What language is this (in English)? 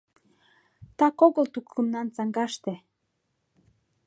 Mari